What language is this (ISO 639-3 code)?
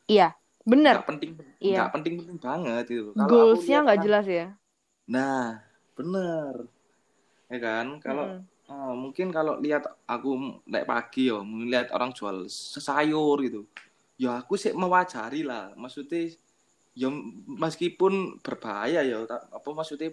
ind